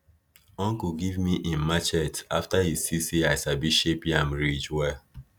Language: Nigerian Pidgin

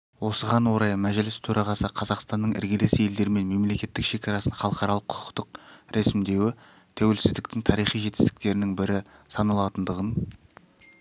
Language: Kazakh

